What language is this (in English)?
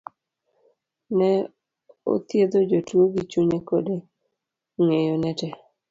Luo (Kenya and Tanzania)